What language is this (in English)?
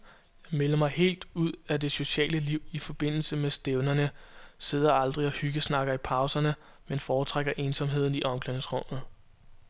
Danish